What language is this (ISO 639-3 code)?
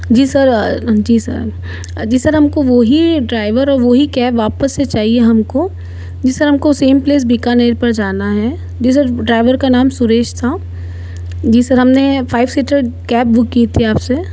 hin